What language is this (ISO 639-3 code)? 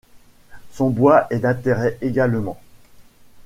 fra